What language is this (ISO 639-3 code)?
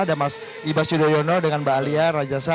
ind